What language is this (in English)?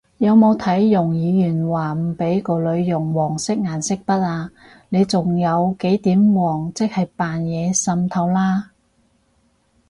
Cantonese